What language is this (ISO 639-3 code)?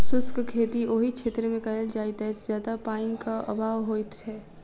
mai